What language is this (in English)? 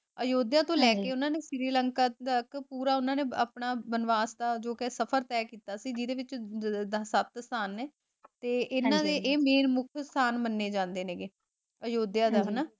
Punjabi